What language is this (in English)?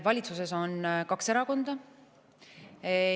Estonian